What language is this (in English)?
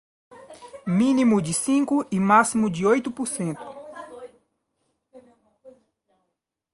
Portuguese